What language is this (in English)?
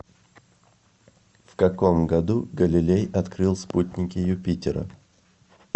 Russian